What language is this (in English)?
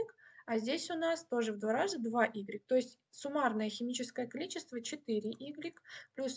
Russian